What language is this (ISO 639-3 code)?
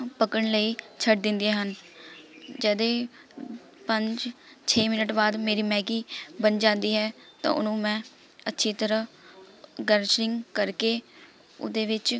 pan